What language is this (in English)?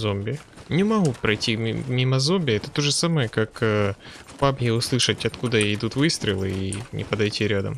Russian